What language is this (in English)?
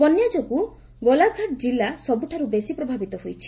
Odia